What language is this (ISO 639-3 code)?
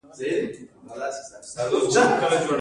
pus